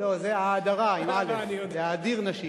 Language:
Hebrew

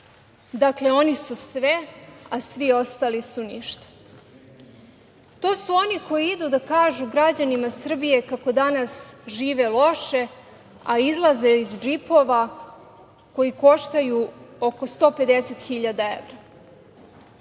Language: Serbian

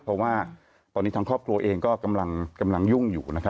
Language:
Thai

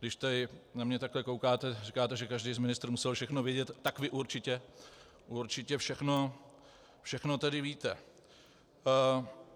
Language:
Czech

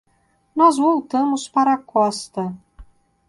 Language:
Portuguese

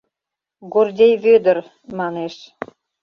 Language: Mari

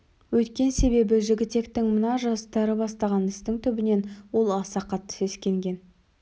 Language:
Kazakh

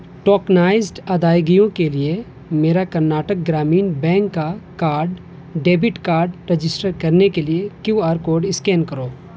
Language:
Urdu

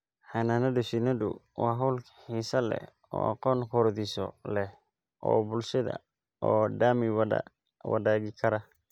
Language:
Somali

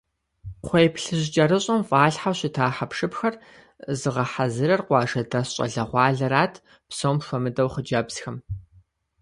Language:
Kabardian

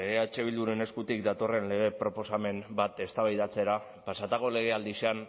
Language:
Basque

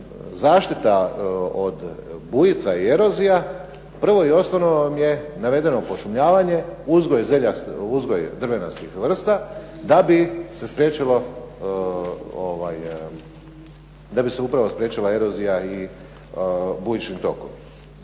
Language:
Croatian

